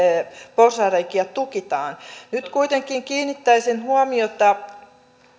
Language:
Finnish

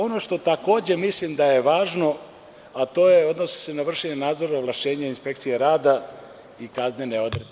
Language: Serbian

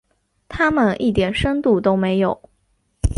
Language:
Chinese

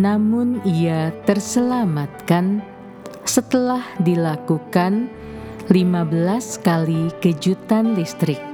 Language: Indonesian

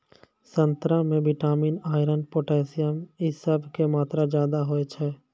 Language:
Maithili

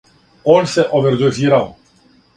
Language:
Serbian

